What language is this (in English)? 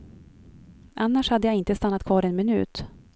Swedish